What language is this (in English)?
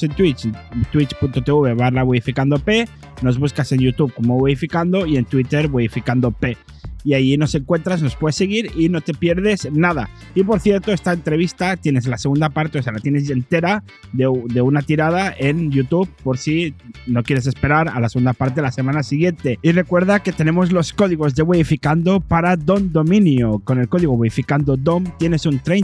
Spanish